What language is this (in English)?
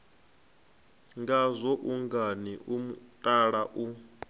Venda